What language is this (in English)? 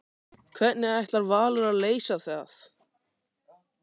Icelandic